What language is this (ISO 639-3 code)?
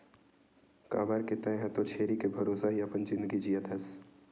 hne